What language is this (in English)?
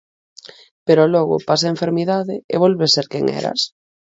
Galician